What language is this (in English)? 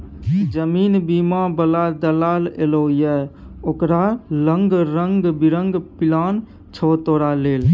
Maithili